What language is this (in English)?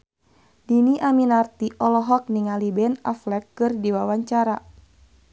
Sundanese